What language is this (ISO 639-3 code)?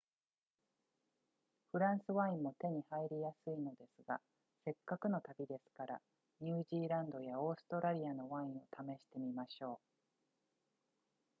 jpn